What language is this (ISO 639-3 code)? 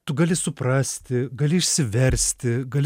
lit